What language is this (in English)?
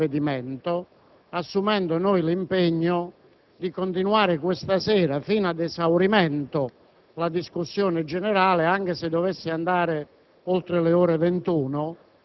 Italian